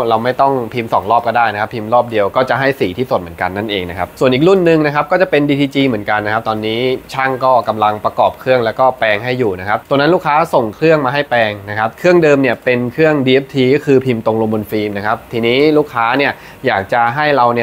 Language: Thai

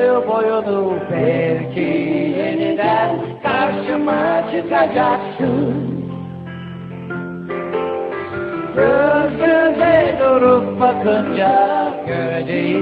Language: Turkish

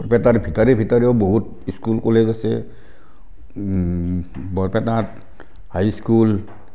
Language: Assamese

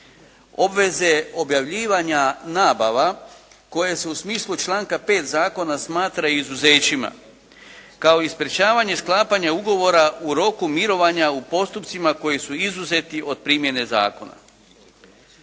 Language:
Croatian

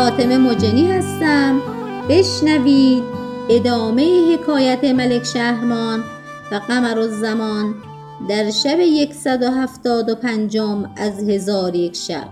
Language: Persian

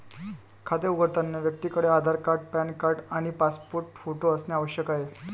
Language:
Marathi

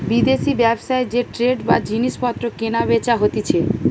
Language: Bangla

